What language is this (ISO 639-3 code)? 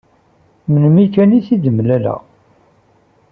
kab